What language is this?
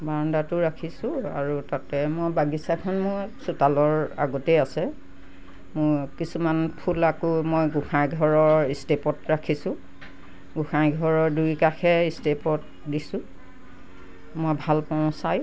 Assamese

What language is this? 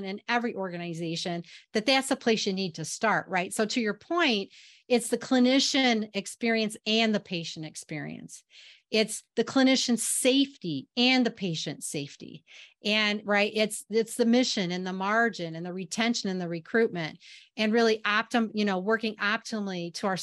English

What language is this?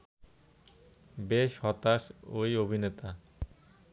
Bangla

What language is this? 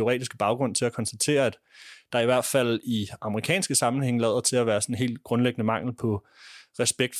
Danish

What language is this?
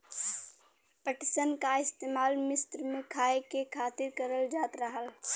Bhojpuri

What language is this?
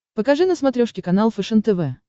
Russian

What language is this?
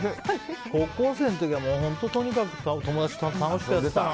Japanese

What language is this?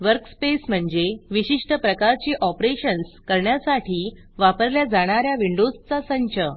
Marathi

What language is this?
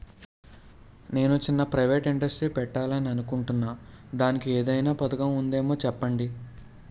Telugu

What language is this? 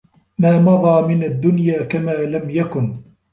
Arabic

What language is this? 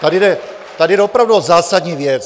Czech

